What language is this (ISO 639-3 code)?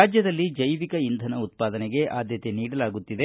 kan